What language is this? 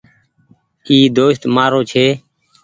Goaria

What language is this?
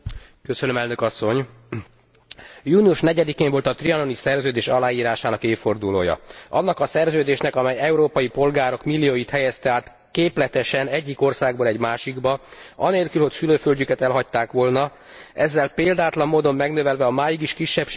Hungarian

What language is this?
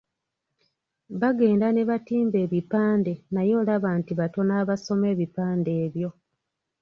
Ganda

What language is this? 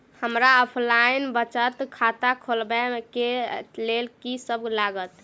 Maithili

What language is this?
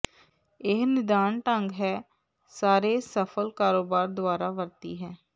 Punjabi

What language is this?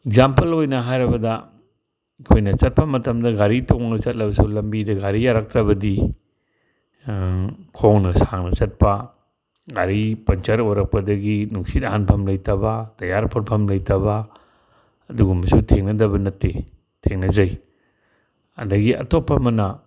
Manipuri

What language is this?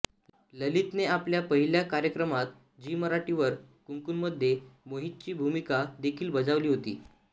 Marathi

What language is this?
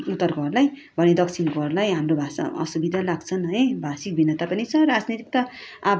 Nepali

